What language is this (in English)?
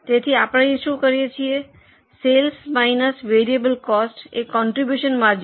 Gujarati